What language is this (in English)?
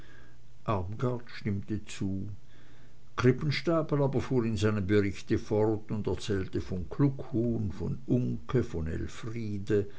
German